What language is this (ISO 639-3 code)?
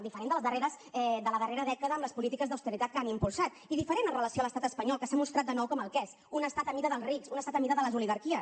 cat